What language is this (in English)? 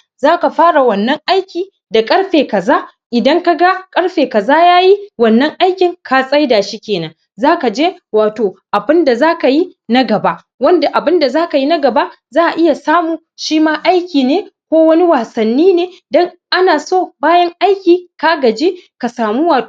Hausa